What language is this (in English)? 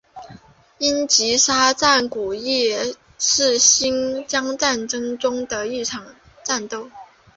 Chinese